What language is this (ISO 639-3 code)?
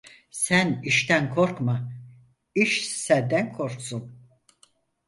tur